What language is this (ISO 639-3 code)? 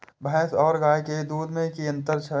mai